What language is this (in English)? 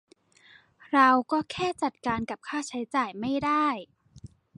Thai